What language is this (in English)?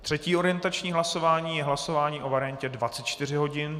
Czech